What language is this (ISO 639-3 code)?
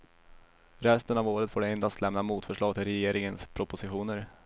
swe